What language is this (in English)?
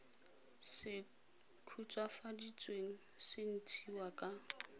Tswana